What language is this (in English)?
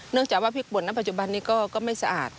Thai